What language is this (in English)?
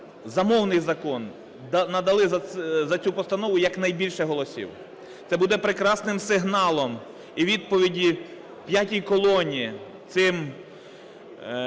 Ukrainian